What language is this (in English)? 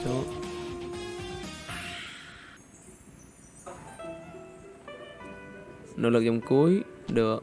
Vietnamese